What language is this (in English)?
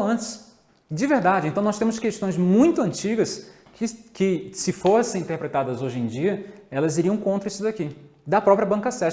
Portuguese